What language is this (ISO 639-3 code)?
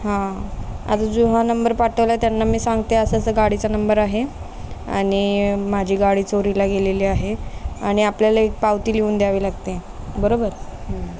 mar